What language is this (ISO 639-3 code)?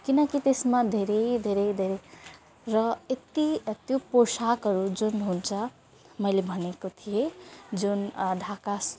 nep